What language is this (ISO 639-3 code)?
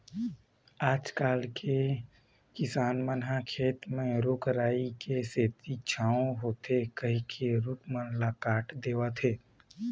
hne